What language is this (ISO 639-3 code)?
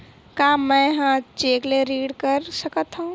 hne